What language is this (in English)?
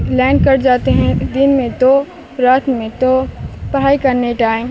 Urdu